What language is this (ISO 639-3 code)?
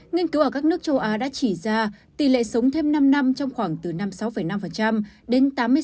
vie